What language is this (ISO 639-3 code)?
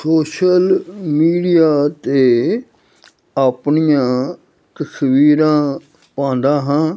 pan